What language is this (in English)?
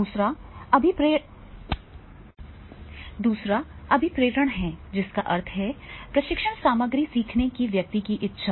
Hindi